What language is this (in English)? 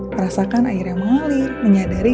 Indonesian